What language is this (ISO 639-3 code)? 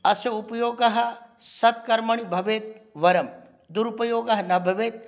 san